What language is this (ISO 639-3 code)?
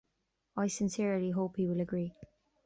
eng